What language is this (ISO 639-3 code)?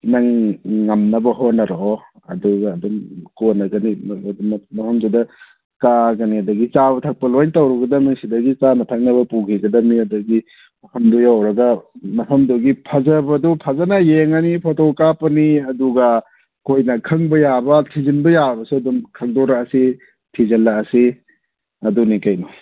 mni